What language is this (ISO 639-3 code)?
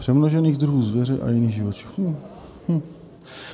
ces